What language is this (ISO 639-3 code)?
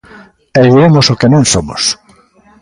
glg